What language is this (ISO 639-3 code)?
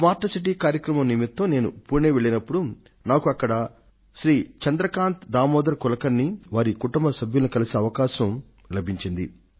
tel